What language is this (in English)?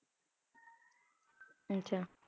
Punjabi